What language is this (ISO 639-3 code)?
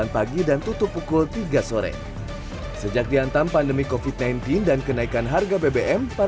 ind